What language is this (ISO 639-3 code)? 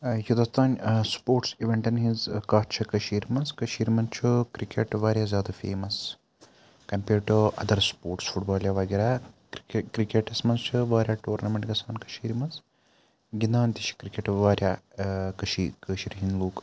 kas